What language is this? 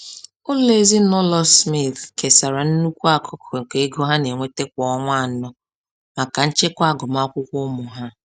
Igbo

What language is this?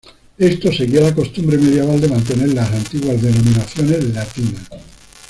Spanish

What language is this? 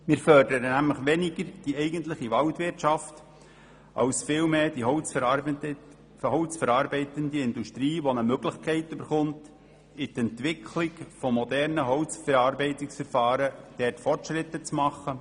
Swiss German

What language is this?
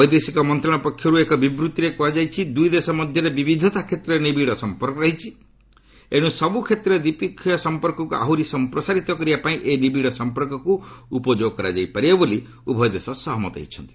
Odia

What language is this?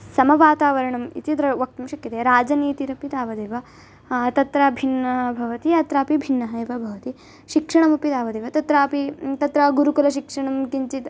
Sanskrit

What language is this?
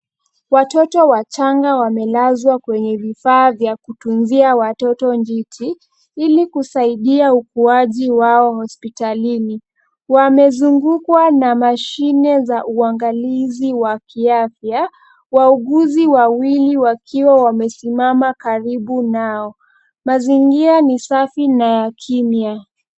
Swahili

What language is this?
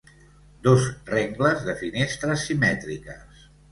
Catalan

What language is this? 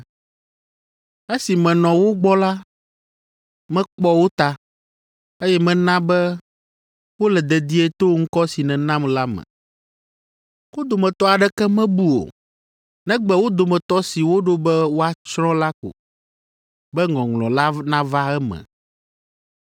Ewe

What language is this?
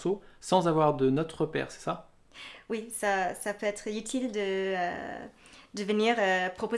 French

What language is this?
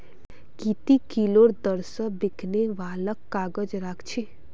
Magahi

